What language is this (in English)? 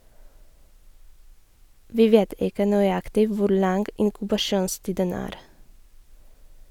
Norwegian